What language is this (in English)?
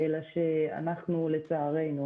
Hebrew